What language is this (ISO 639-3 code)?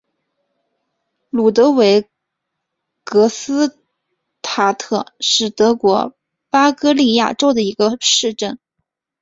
zho